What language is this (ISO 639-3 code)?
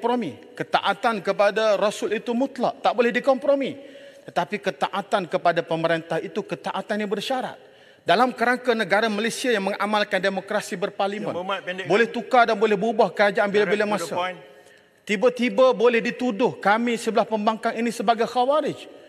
msa